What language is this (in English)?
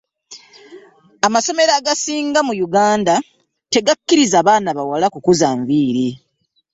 Ganda